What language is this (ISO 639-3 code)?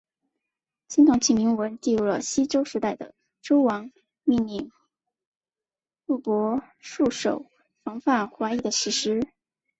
zho